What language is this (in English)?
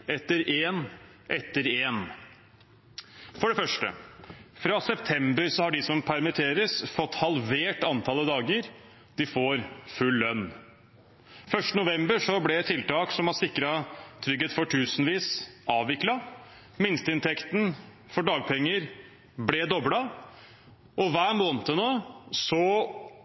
Norwegian Bokmål